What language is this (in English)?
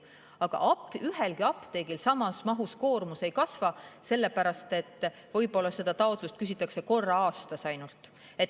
Estonian